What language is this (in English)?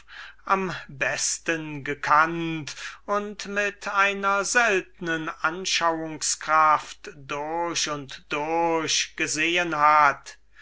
German